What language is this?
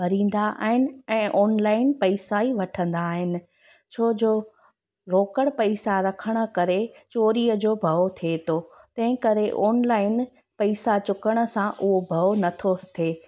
Sindhi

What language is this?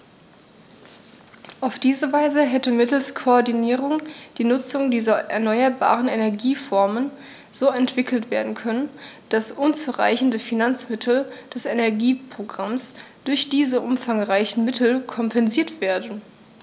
German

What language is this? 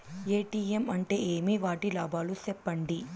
Telugu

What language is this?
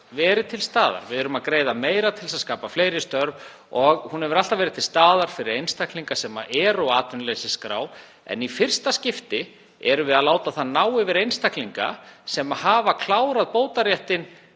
Icelandic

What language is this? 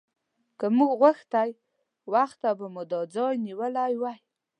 Pashto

